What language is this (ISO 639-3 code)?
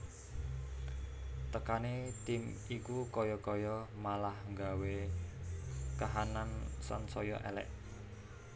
jav